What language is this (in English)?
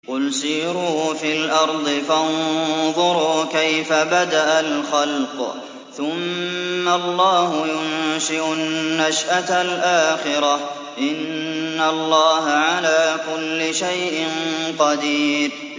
Arabic